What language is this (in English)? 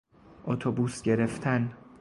Persian